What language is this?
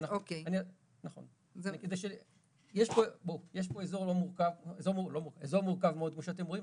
Hebrew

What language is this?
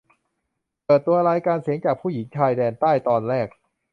Thai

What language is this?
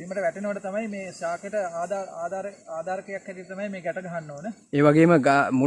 Sinhala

